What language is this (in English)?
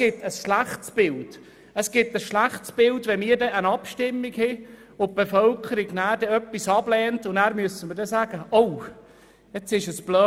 Swiss German